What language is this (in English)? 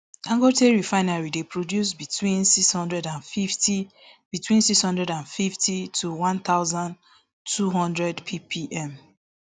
Nigerian Pidgin